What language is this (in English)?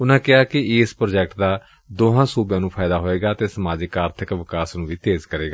Punjabi